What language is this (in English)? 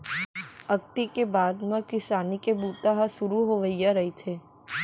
Chhattisgarhi